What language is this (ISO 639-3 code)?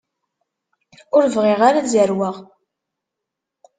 kab